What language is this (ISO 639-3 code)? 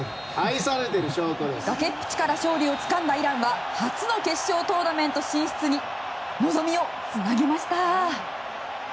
jpn